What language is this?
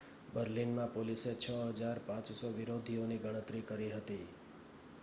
Gujarati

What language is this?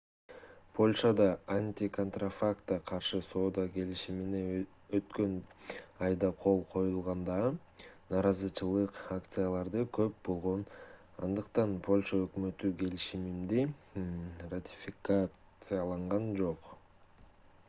Kyrgyz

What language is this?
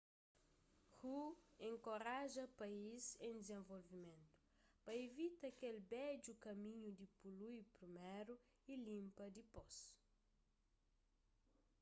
Kabuverdianu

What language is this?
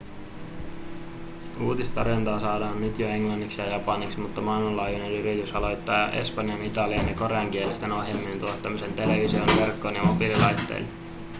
Finnish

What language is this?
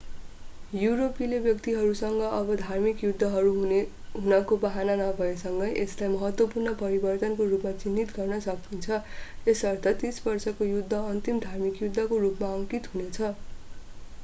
Nepali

